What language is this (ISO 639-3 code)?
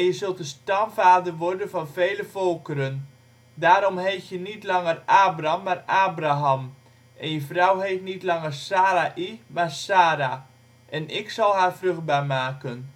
nld